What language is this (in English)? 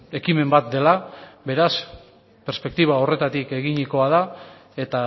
Basque